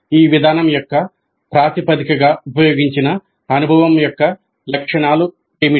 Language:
Telugu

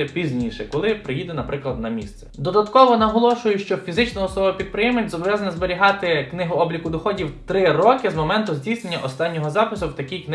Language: Ukrainian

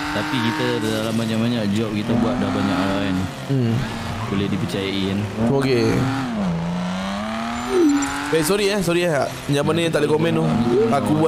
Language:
Malay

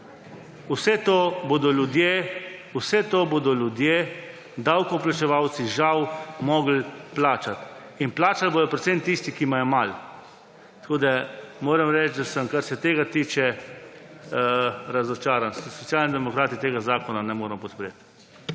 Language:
Slovenian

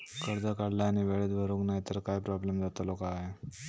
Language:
Marathi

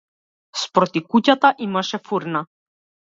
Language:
Macedonian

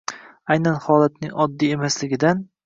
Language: Uzbek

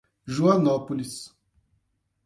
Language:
Portuguese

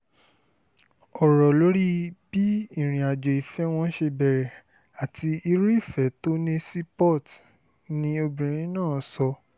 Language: Yoruba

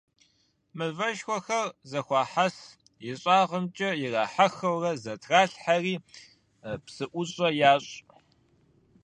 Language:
Kabardian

